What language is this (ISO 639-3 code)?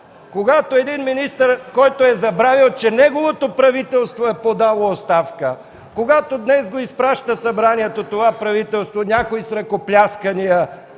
bul